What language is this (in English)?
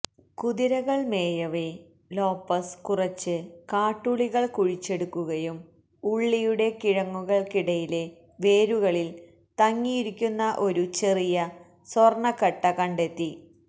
Malayalam